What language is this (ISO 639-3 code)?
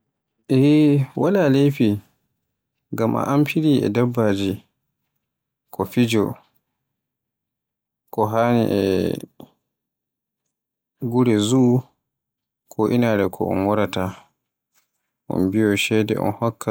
fue